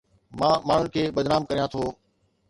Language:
Sindhi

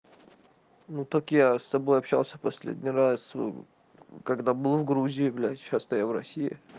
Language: Russian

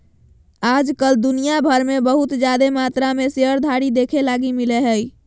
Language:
Magahi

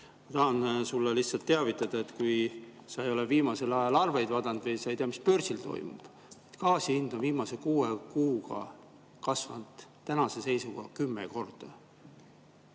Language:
Estonian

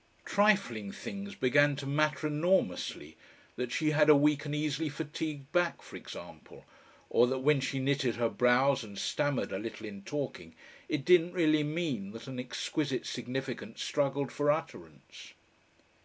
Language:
English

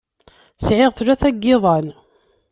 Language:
Kabyle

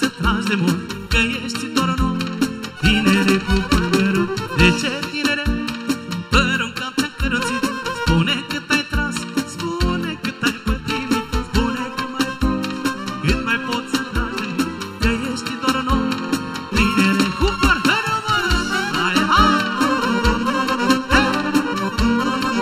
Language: Romanian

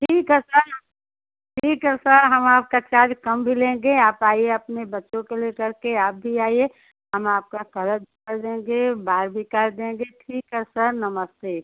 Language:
Hindi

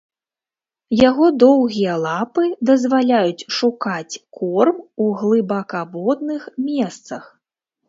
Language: Belarusian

